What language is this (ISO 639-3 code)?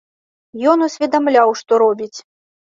bel